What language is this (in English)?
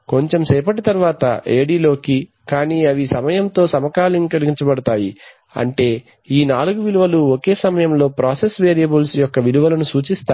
Telugu